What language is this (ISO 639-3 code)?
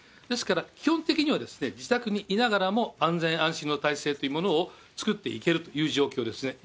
jpn